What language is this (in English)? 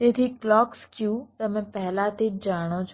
Gujarati